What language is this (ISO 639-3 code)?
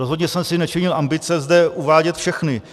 ces